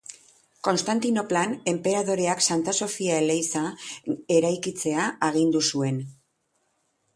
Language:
Basque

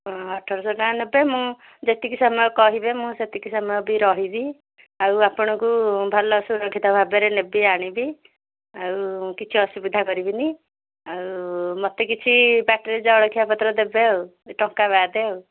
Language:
Odia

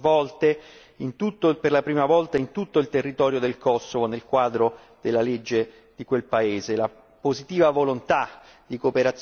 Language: Italian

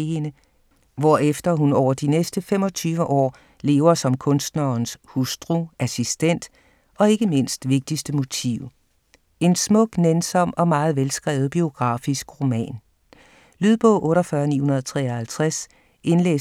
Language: Danish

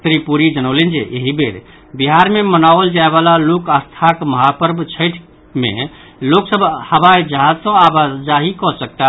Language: Maithili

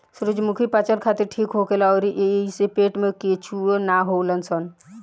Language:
Bhojpuri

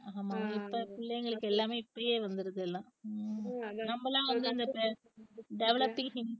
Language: Tamil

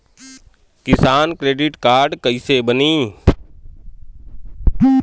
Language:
Bhojpuri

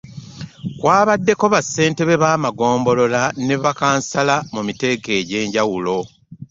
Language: Ganda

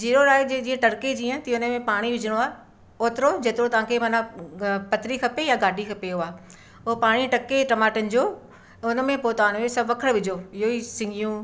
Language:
Sindhi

